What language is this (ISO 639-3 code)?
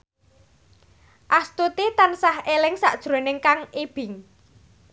jav